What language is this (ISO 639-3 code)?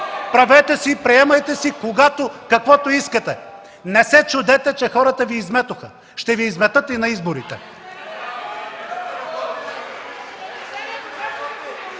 bul